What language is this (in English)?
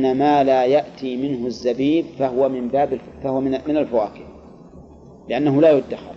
Arabic